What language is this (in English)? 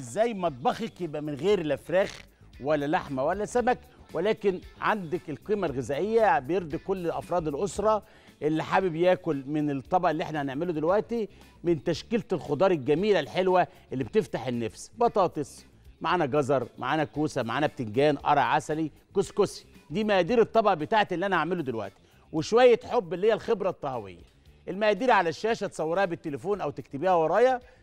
Arabic